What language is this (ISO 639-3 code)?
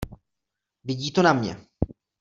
ces